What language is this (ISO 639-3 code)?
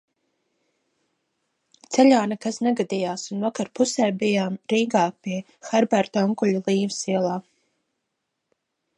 lav